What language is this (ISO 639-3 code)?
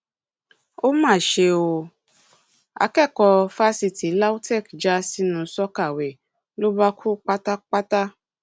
yor